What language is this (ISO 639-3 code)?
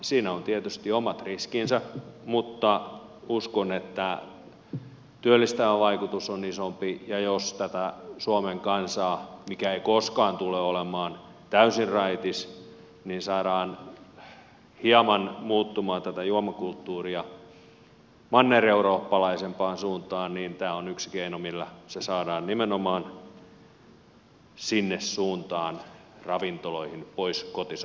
fin